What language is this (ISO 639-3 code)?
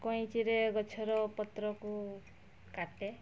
ori